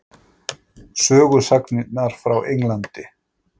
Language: Icelandic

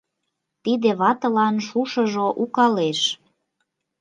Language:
Mari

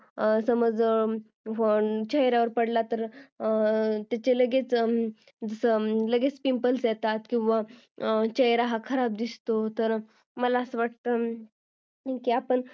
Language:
Marathi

